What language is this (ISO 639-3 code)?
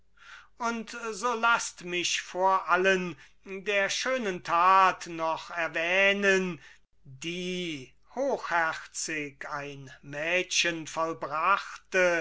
deu